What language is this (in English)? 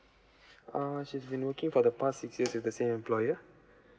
English